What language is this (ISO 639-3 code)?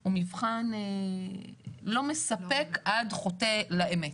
heb